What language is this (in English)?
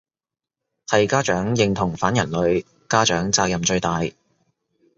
Cantonese